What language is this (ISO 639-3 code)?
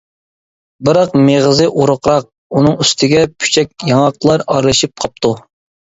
uig